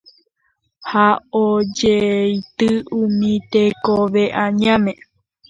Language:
Guarani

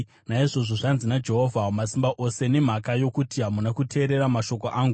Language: Shona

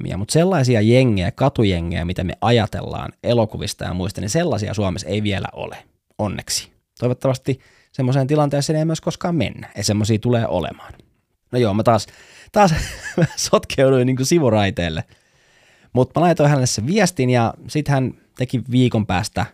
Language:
Finnish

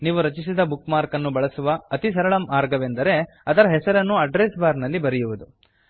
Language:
Kannada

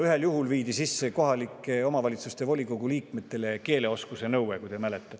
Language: Estonian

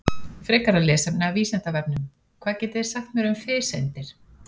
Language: Icelandic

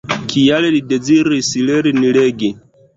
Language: Esperanto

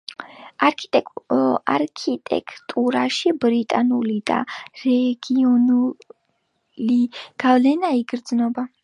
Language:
Georgian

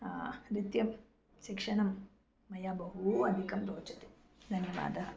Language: Sanskrit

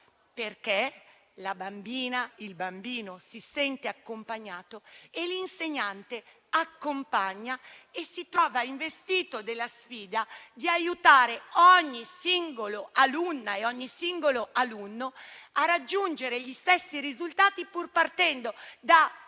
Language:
Italian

